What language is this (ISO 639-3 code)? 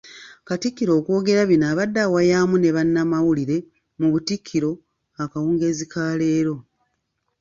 lug